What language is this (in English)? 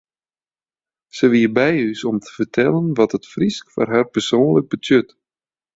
Western Frisian